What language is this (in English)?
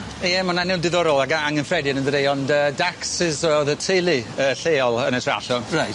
Welsh